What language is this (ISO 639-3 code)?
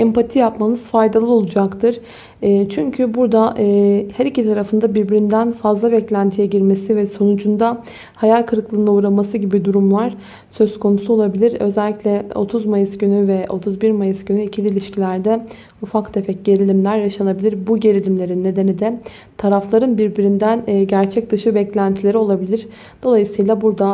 tur